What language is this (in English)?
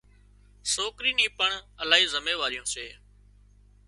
Wadiyara Koli